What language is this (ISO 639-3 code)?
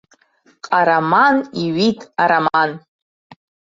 abk